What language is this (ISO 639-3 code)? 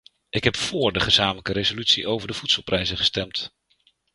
nld